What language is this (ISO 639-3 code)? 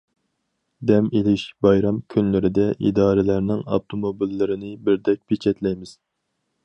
uig